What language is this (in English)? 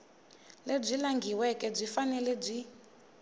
Tsonga